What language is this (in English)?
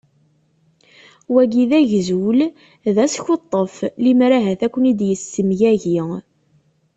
Kabyle